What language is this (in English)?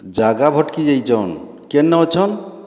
Odia